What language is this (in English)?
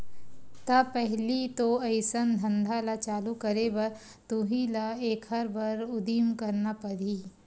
Chhattisgarhi